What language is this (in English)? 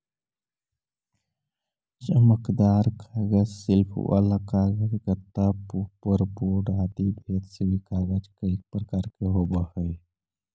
Magahi